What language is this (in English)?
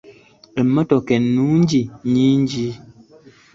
Ganda